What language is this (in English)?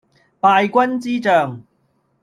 Cantonese